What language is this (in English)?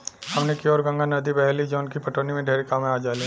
Bhojpuri